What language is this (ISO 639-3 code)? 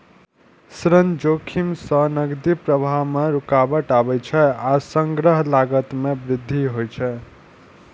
mai